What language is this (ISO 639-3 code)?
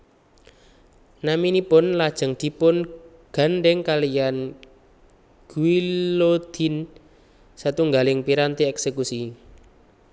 jav